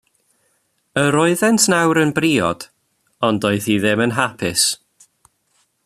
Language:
Welsh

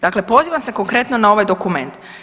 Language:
Croatian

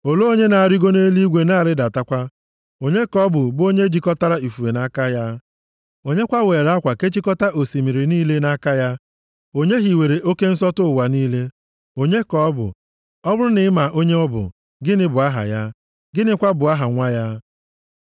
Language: Igbo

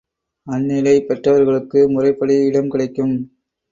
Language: Tamil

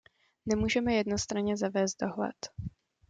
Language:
Czech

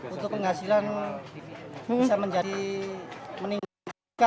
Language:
Indonesian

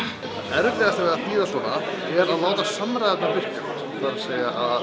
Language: Icelandic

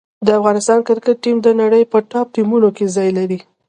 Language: Pashto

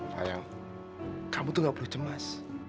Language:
Indonesian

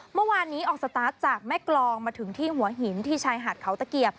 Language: Thai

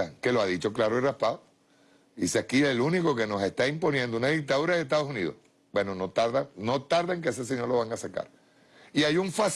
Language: Spanish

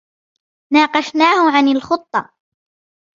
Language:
Arabic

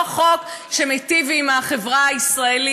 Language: Hebrew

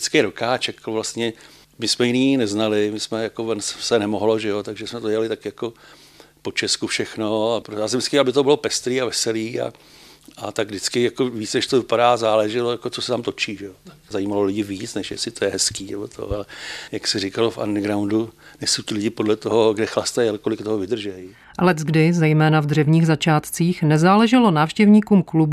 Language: Czech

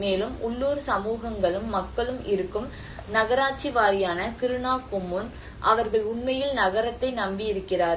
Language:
Tamil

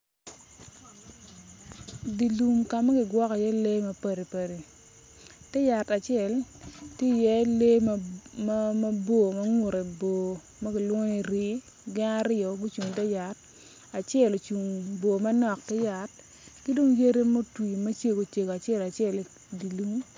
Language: Acoli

